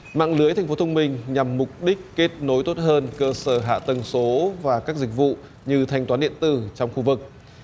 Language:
Vietnamese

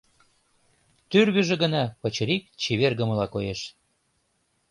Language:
Mari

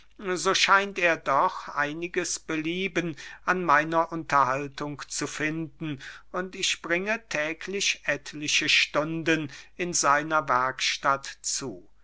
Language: German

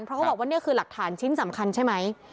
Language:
Thai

